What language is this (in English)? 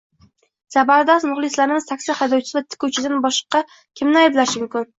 Uzbek